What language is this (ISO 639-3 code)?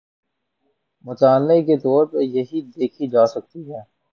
urd